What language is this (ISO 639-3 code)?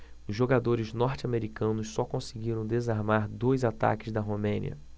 por